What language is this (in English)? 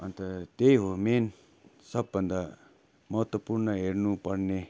Nepali